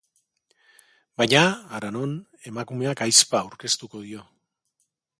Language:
Basque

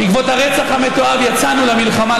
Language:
Hebrew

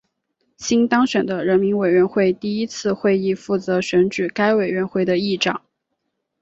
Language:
Chinese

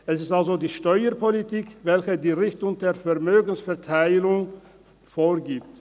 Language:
Swiss German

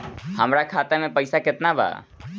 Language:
Bhojpuri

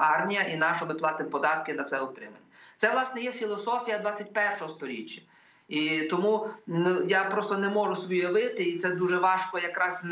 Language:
Ukrainian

